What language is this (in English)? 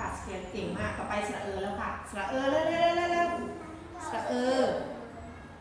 Thai